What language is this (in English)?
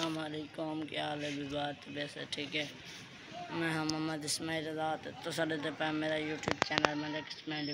Arabic